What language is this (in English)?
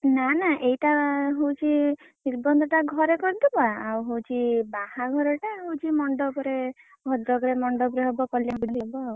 Odia